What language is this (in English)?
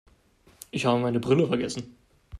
German